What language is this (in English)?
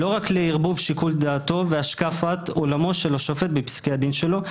Hebrew